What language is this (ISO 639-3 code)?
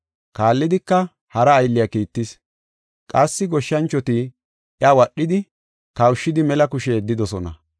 gof